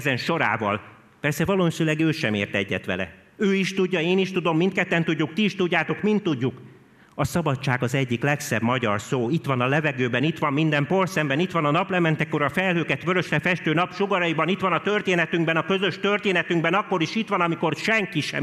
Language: Hungarian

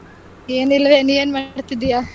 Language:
Kannada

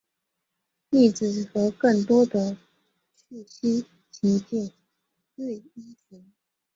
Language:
Chinese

